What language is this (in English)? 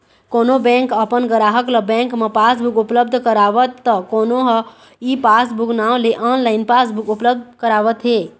Chhattisgarhi